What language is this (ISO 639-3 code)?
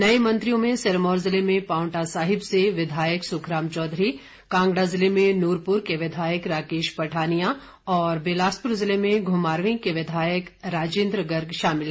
hin